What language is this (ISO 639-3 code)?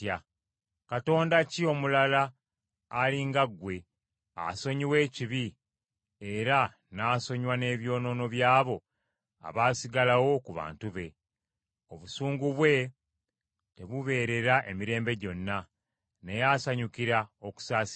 lug